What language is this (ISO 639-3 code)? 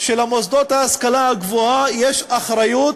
heb